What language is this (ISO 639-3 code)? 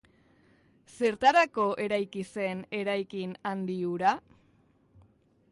eus